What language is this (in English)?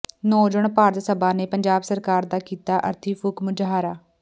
Punjabi